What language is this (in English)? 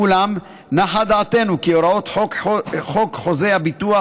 Hebrew